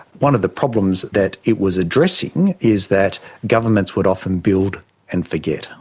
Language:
English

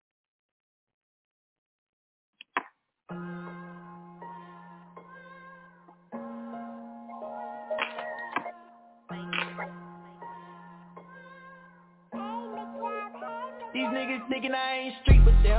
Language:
English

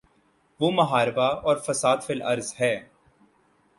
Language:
Urdu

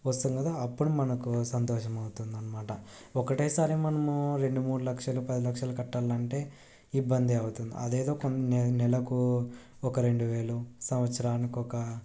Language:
Telugu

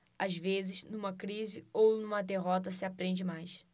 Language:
Portuguese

